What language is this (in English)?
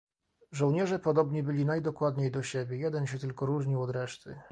Polish